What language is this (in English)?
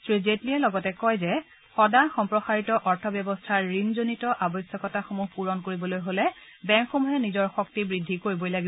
Assamese